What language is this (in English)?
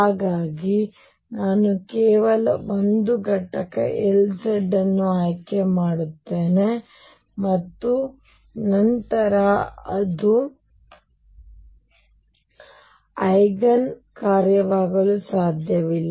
Kannada